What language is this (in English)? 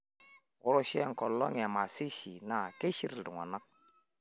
Masai